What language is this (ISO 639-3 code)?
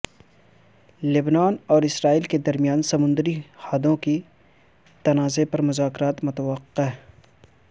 urd